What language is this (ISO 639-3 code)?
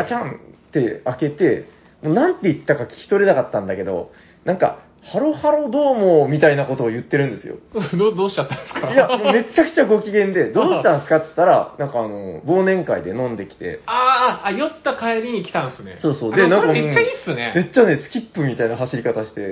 jpn